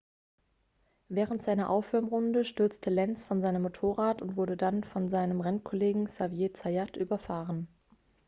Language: German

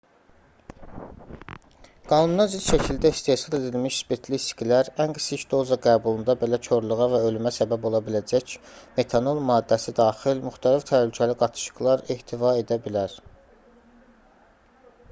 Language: Azerbaijani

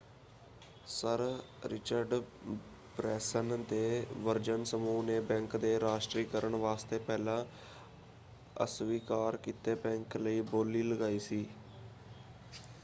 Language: Punjabi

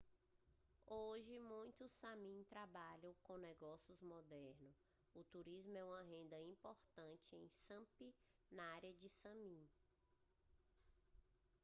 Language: Portuguese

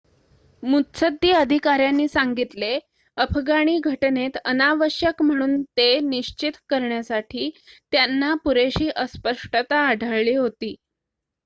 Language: Marathi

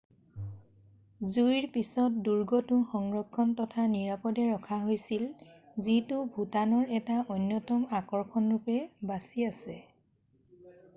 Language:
Assamese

